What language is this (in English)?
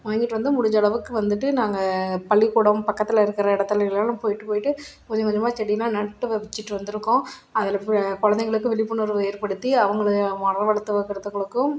Tamil